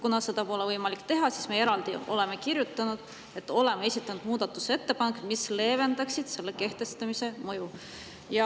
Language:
Estonian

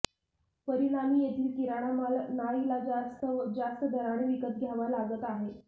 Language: Marathi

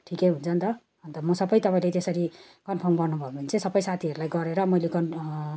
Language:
Nepali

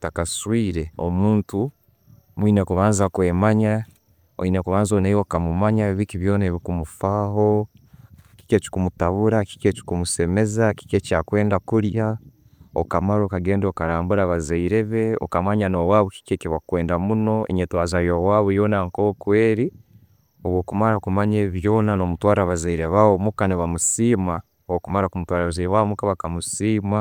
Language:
Tooro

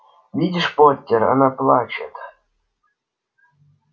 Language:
Russian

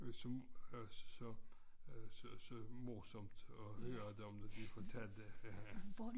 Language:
Danish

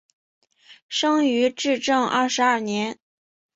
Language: Chinese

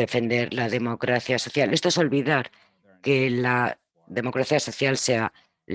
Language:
Spanish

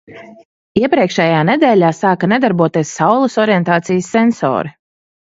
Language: Latvian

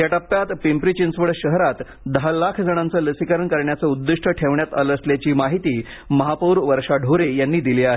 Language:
Marathi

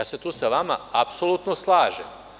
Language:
Serbian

